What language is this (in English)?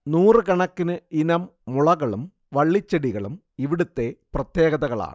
Malayalam